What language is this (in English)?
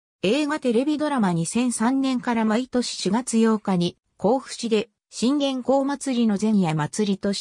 Japanese